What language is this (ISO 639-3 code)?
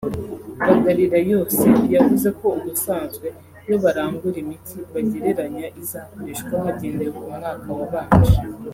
kin